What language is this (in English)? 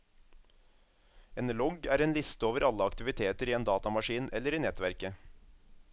Norwegian